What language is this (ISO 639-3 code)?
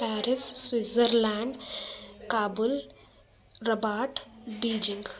snd